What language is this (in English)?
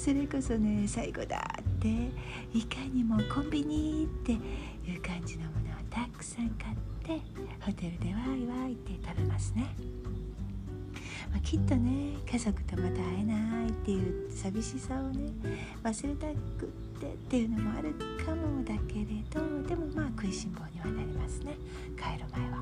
Japanese